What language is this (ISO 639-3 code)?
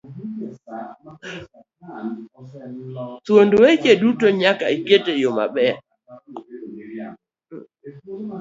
luo